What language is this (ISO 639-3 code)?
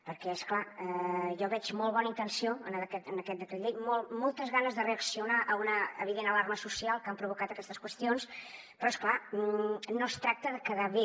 cat